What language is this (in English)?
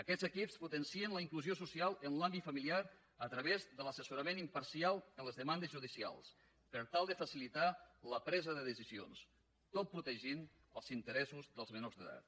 Catalan